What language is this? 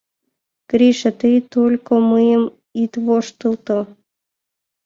Mari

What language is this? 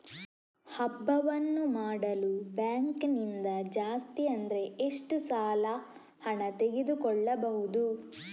Kannada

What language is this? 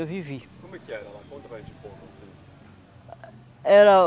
Portuguese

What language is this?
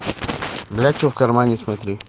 Russian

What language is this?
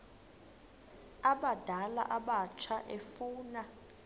Xhosa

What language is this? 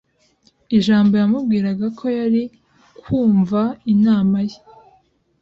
Kinyarwanda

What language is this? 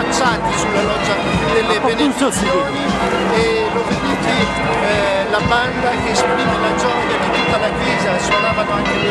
Italian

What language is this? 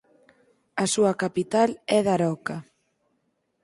Galician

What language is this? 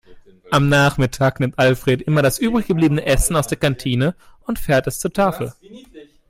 German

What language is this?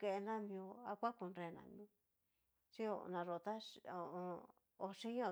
Cacaloxtepec Mixtec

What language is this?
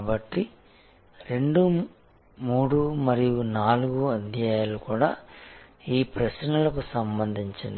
Telugu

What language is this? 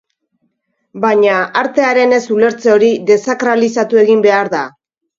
Basque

